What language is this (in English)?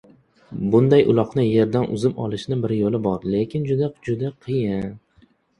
Uzbek